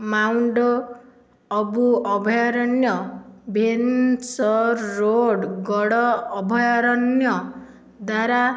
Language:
Odia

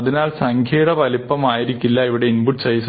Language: Malayalam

